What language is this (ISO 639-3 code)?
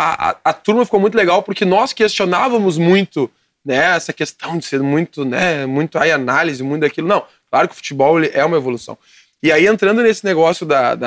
por